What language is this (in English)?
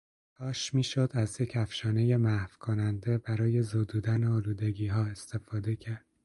Persian